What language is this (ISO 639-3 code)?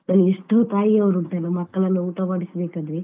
kan